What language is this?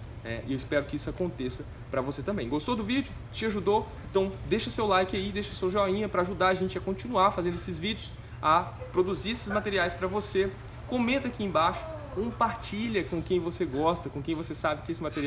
Portuguese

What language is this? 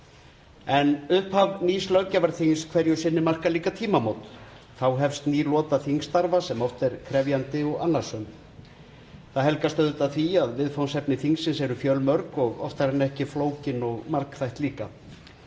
Icelandic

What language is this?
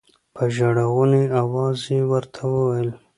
Pashto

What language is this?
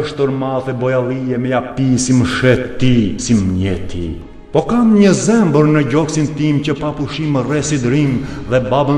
Romanian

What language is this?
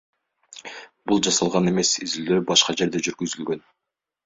Kyrgyz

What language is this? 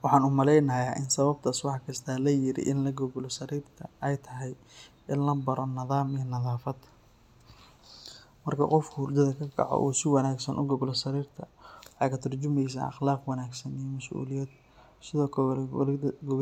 Somali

